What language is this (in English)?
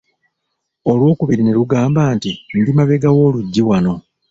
Ganda